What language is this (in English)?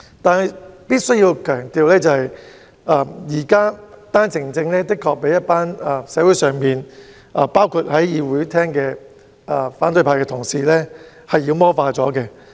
Cantonese